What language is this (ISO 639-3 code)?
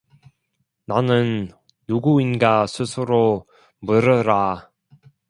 kor